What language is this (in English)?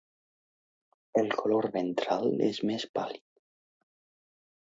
Catalan